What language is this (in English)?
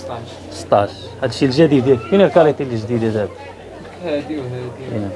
Arabic